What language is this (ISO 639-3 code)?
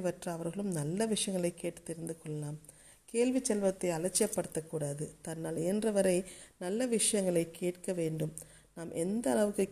tam